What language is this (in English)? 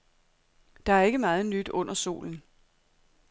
Danish